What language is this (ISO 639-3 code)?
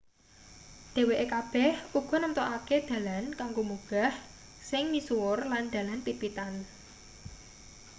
jav